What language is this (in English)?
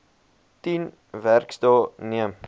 Afrikaans